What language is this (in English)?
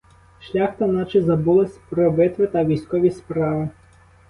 Ukrainian